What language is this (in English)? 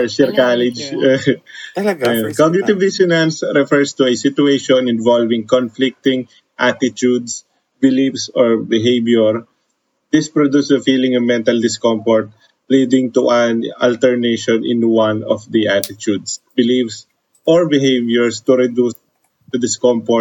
Filipino